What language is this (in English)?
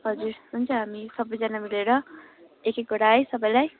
Nepali